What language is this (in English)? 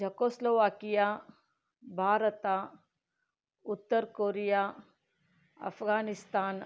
Kannada